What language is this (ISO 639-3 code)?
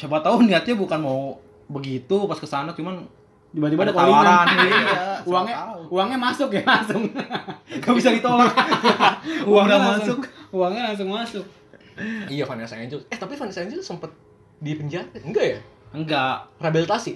ind